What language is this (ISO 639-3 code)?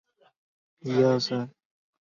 zho